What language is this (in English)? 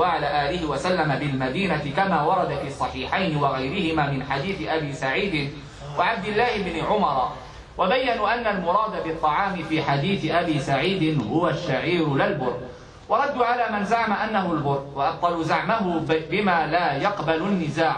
Arabic